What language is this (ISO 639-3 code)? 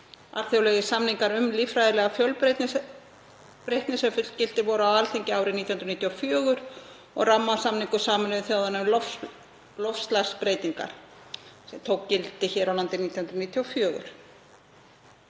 isl